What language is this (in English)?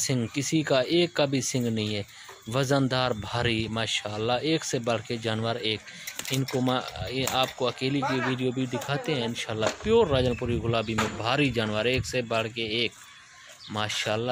Hindi